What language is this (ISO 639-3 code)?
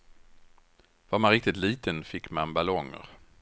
swe